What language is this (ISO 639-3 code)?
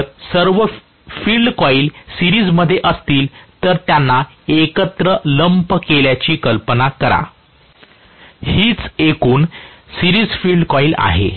mar